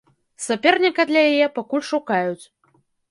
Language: Belarusian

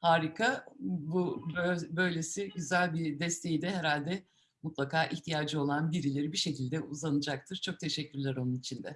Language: Turkish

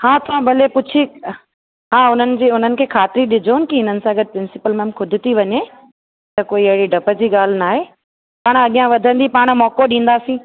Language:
Sindhi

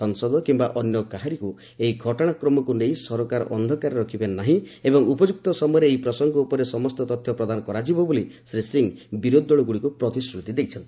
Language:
Odia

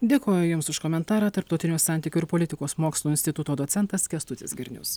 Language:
Lithuanian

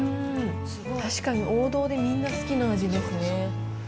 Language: Japanese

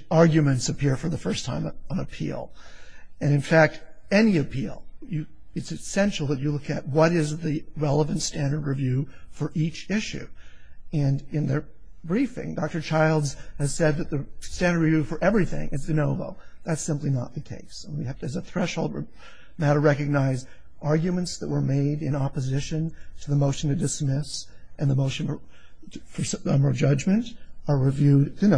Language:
English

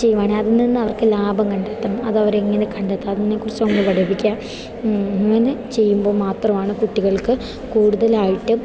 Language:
Malayalam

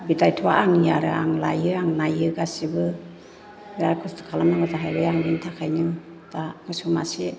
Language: Bodo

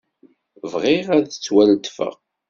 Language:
Kabyle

